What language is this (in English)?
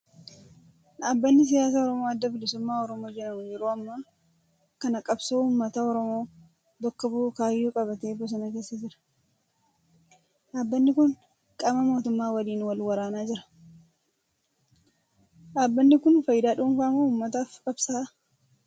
Oromo